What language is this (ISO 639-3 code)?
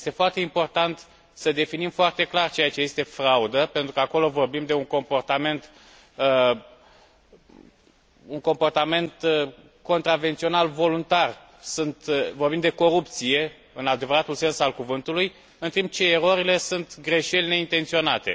ron